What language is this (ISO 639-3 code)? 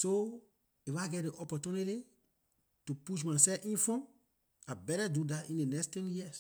lir